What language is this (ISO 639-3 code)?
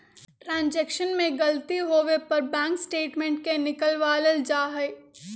mag